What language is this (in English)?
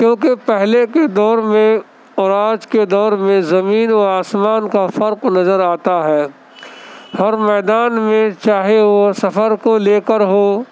Urdu